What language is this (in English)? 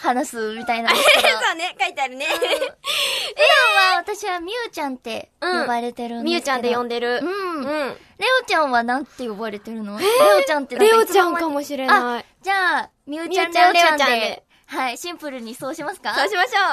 Japanese